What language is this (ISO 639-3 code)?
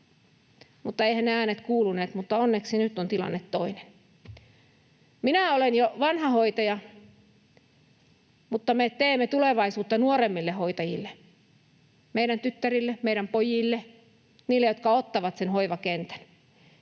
fin